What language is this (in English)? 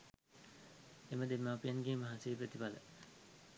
Sinhala